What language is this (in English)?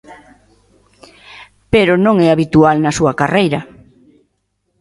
Galician